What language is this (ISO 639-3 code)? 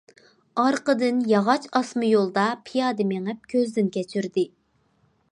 uig